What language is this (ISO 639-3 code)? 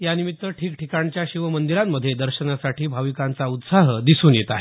mar